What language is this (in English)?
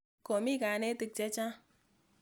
Kalenjin